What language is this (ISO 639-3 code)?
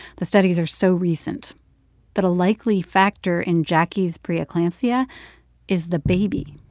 eng